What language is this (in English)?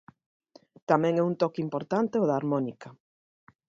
Galician